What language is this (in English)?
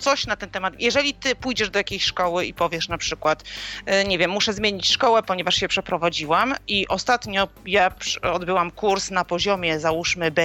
Polish